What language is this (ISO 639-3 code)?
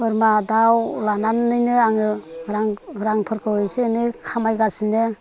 brx